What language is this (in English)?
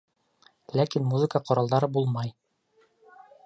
Bashkir